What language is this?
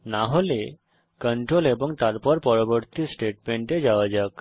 Bangla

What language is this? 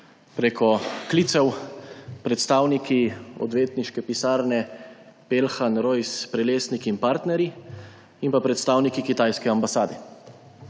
Slovenian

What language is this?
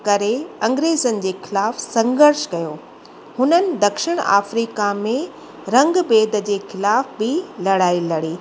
Sindhi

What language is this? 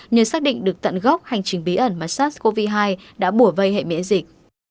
Vietnamese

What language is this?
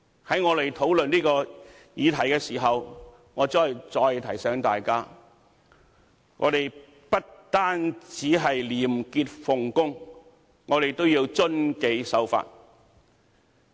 Cantonese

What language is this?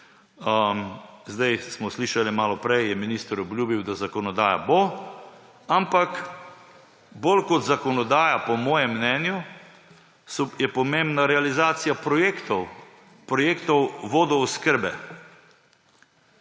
Slovenian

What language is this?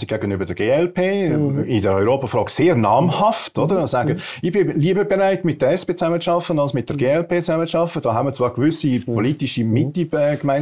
German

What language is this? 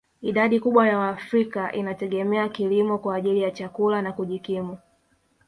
Swahili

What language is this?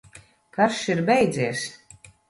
Latvian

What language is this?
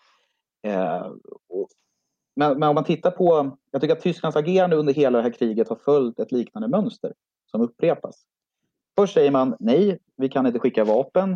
Swedish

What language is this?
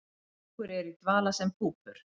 Icelandic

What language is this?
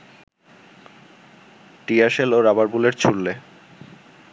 Bangla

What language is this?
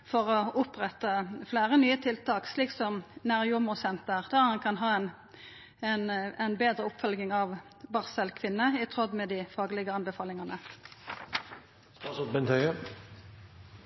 Norwegian Nynorsk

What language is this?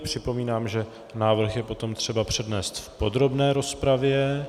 Czech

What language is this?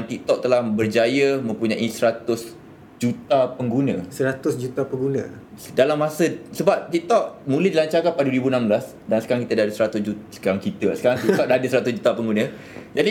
Malay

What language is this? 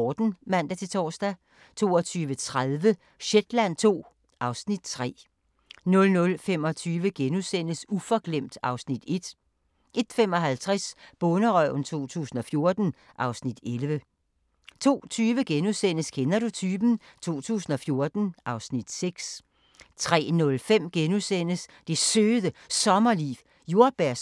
Danish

